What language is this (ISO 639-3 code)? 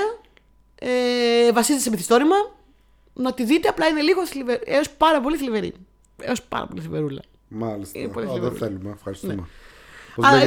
ell